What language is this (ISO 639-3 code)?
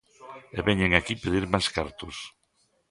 glg